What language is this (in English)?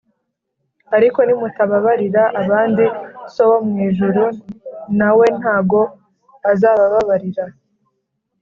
Kinyarwanda